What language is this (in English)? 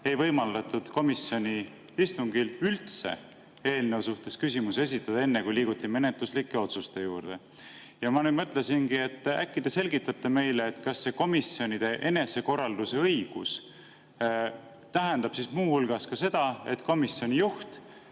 Estonian